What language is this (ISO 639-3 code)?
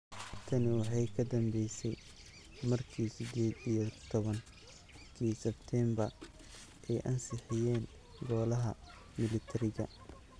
som